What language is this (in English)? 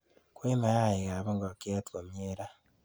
Kalenjin